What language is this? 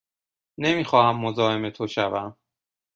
Persian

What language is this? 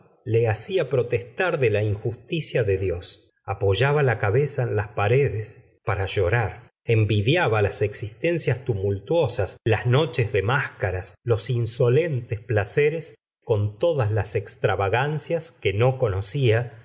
Spanish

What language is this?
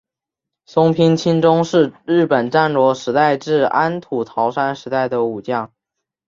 Chinese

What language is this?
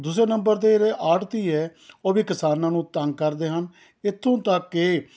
Punjabi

